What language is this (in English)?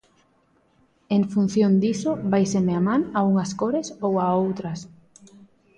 Galician